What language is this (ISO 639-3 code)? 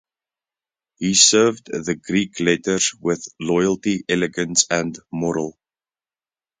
eng